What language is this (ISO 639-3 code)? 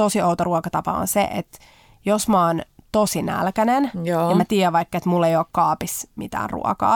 fin